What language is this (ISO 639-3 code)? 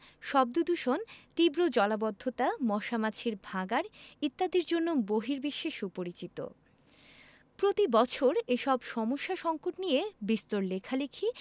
ben